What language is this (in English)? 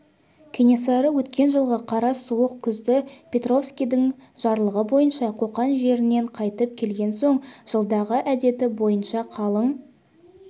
Kazakh